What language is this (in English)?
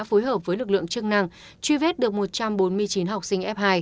Vietnamese